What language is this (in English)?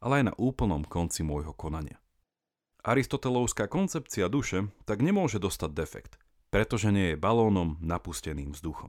Slovak